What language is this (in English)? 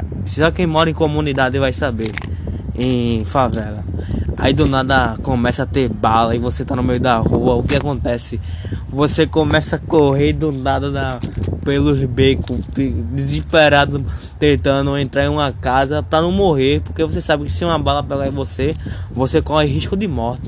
Portuguese